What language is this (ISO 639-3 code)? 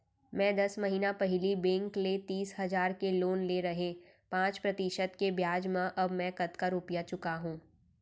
hne